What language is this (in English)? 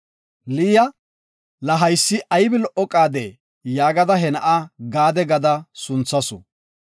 Gofa